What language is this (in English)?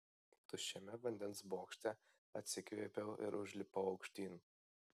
Lithuanian